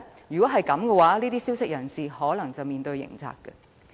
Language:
Cantonese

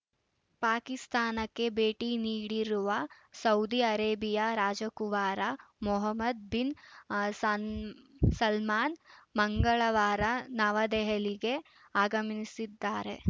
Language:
Kannada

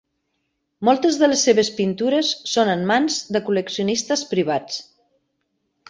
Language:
Catalan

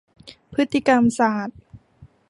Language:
Thai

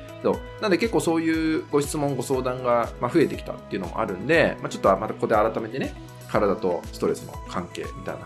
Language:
Japanese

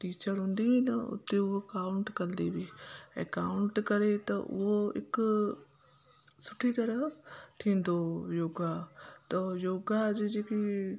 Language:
Sindhi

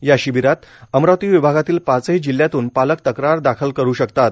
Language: Marathi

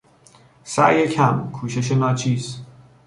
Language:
Persian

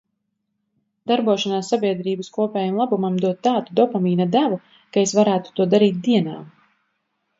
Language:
Latvian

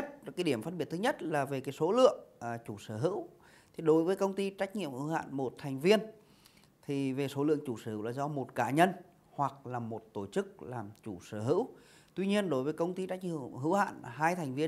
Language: Vietnamese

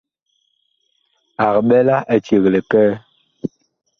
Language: Bakoko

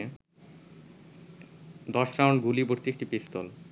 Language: Bangla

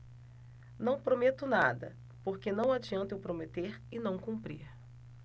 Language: Portuguese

